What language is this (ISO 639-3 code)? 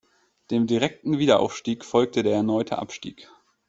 deu